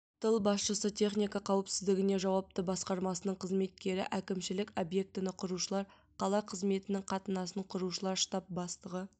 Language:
Kazakh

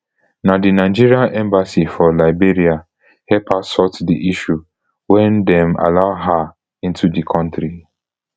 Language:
Nigerian Pidgin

